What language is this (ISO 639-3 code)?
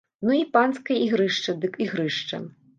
bel